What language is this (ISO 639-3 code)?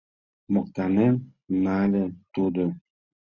chm